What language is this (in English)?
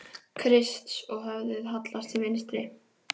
Icelandic